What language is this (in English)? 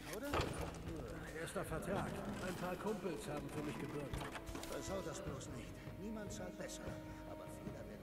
German